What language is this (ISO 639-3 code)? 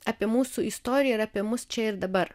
lit